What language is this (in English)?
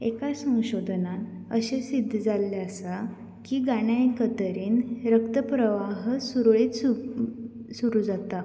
Konkani